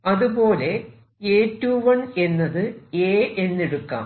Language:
Malayalam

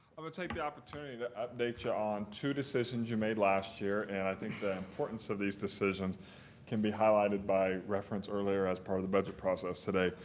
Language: English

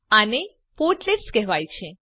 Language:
Gujarati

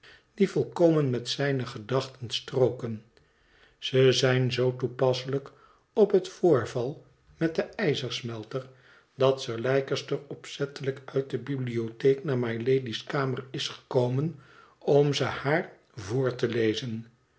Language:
Dutch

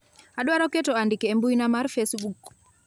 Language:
Luo (Kenya and Tanzania)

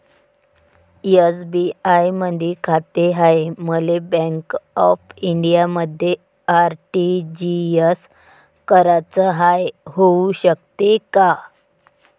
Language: Marathi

